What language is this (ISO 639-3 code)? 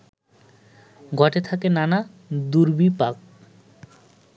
ben